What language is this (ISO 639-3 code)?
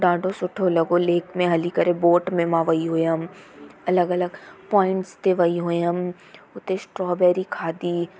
snd